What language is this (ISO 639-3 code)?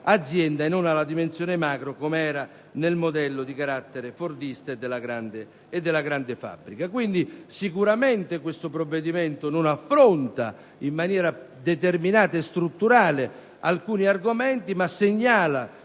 ita